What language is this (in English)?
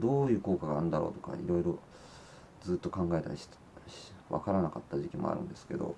Japanese